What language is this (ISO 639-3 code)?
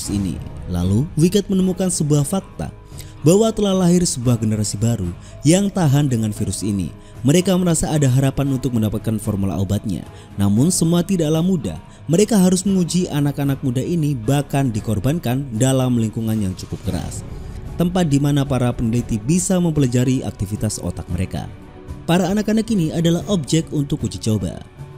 ind